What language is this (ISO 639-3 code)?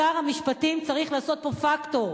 heb